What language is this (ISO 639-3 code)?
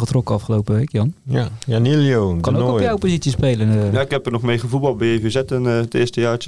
nld